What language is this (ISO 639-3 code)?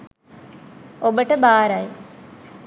sin